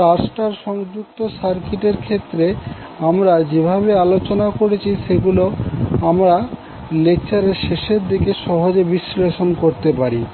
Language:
Bangla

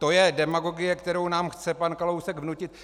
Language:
Czech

